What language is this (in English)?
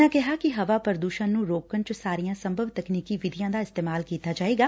Punjabi